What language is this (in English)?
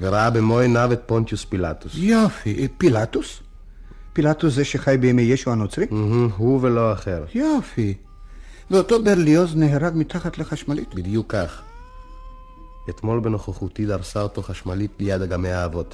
Hebrew